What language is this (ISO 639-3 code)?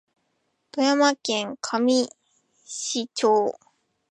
jpn